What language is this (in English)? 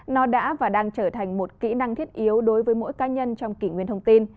Vietnamese